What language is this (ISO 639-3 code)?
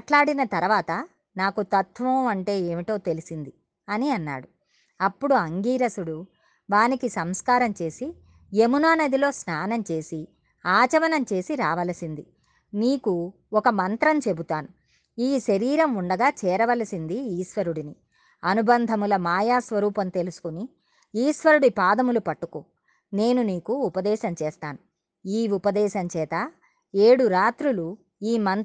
tel